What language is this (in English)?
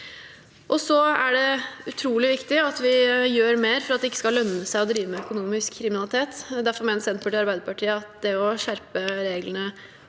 Norwegian